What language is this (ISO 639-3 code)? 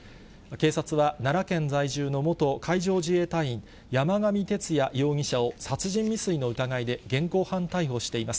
jpn